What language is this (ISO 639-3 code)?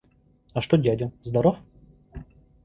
rus